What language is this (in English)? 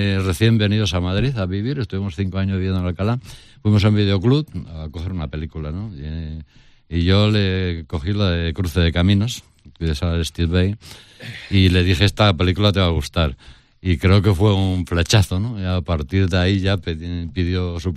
Spanish